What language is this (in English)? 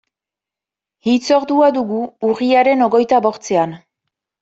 Basque